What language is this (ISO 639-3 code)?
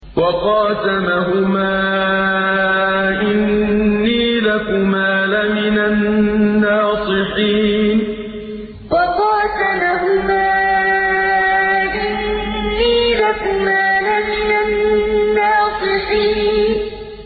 ara